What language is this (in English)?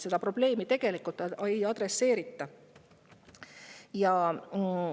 Estonian